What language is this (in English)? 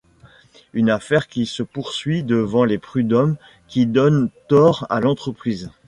French